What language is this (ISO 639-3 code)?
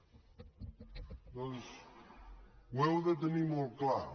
cat